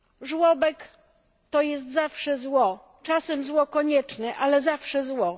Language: Polish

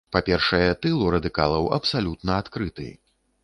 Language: Belarusian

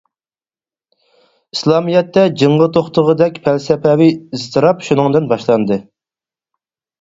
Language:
Uyghur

